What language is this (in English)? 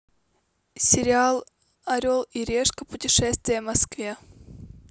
Russian